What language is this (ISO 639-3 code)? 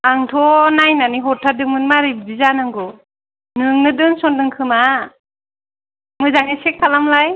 brx